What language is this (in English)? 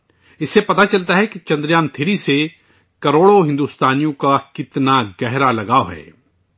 Urdu